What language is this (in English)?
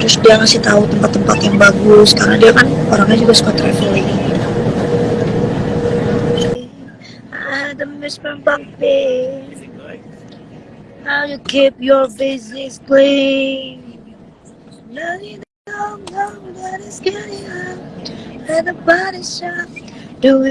Indonesian